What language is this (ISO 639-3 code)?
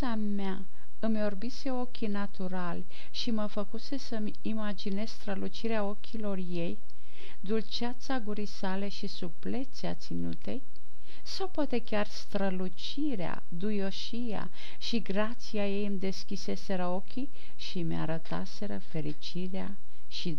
ron